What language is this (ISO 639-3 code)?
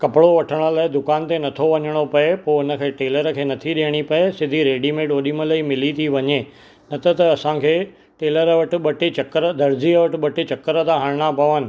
snd